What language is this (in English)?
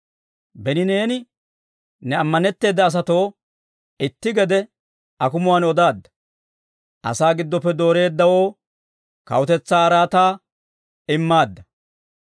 Dawro